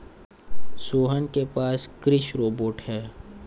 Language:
Hindi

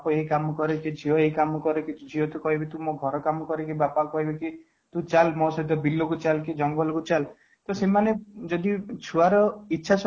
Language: Odia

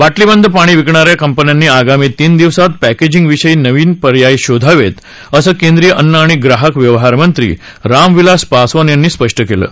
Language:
Marathi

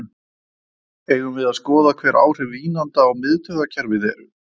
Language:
Icelandic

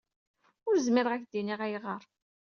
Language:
Kabyle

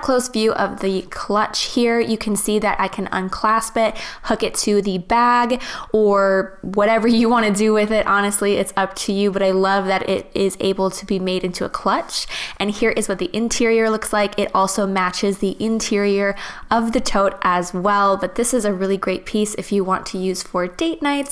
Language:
English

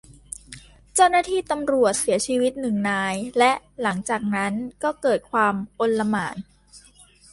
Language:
Thai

